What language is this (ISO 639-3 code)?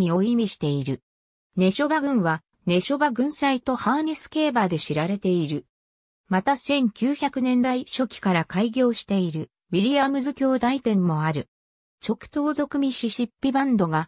jpn